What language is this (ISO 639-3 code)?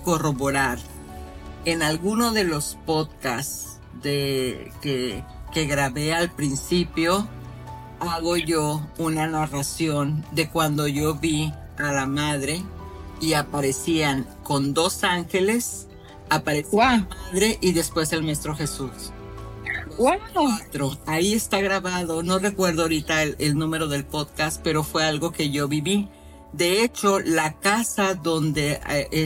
spa